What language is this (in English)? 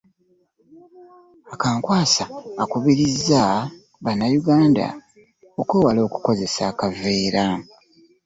Ganda